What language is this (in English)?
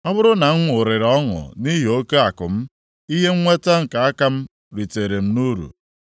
Igbo